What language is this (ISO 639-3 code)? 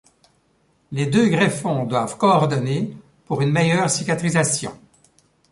fra